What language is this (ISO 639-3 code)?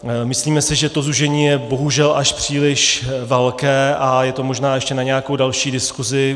ces